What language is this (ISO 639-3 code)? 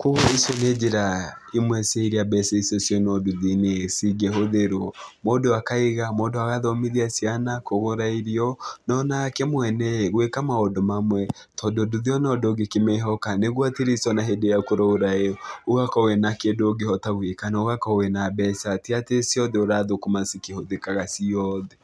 kik